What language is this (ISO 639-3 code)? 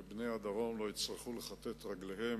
heb